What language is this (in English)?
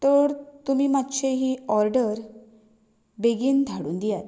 Konkani